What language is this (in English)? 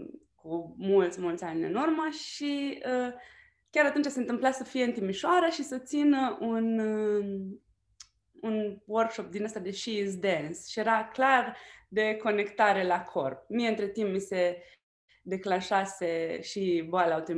Romanian